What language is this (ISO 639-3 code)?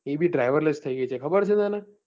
guj